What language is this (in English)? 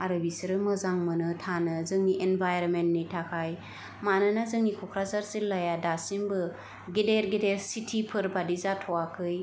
Bodo